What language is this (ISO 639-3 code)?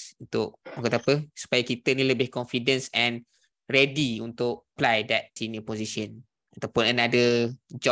msa